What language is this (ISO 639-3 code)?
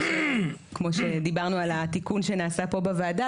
heb